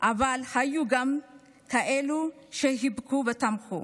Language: Hebrew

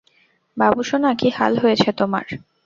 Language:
Bangla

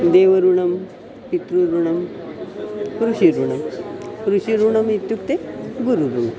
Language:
Sanskrit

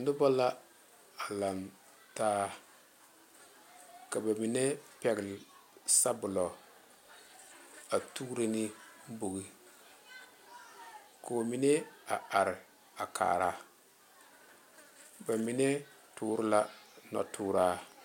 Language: Southern Dagaare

